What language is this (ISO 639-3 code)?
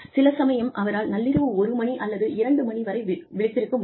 tam